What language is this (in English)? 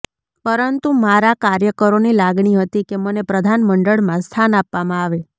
Gujarati